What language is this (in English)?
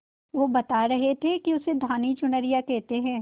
Hindi